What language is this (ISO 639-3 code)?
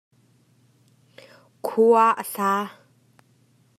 cnh